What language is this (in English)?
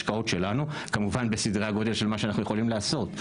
Hebrew